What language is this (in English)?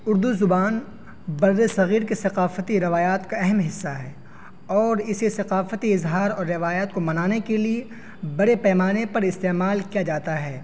Urdu